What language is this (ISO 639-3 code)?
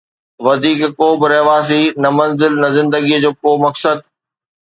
snd